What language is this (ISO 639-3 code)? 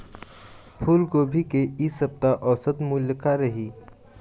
hne